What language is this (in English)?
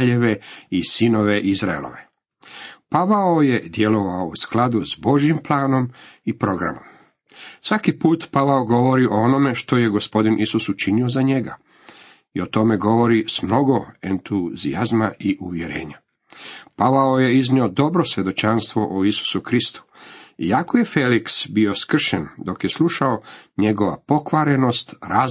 Croatian